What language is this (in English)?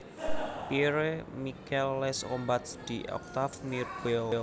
Javanese